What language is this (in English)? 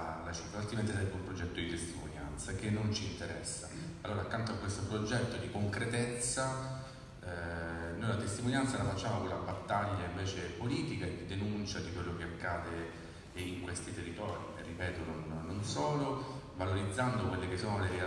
Italian